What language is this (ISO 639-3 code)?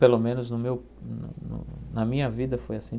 por